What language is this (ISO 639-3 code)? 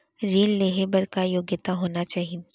hne